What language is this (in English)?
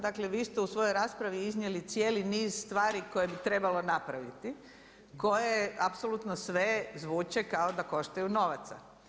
Croatian